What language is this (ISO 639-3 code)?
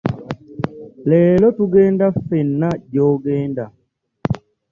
lug